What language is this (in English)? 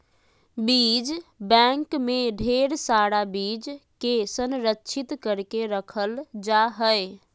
Magahi